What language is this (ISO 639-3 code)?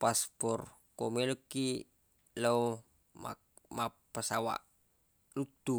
bug